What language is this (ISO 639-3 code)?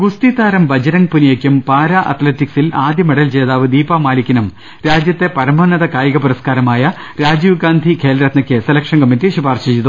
mal